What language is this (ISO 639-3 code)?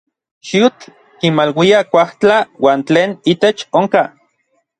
nlv